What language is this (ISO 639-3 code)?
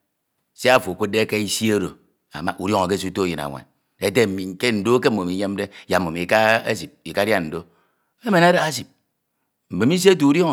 itw